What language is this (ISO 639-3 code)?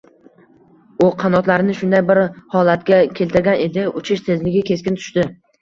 uzb